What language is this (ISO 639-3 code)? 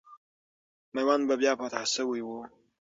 pus